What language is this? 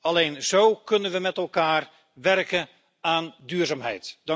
Dutch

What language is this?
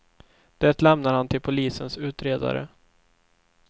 Swedish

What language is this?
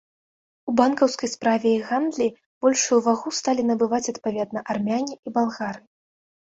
Belarusian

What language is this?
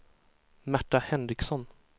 Swedish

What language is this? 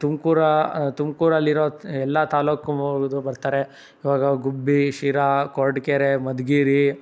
Kannada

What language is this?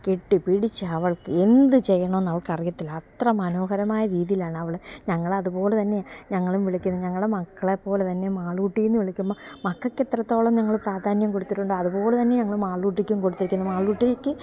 Malayalam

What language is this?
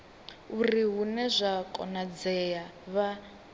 Venda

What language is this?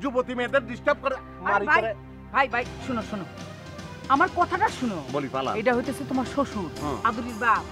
Bangla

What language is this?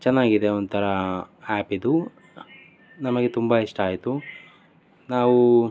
Kannada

